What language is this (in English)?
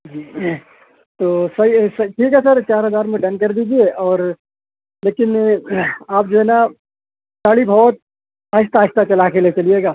Urdu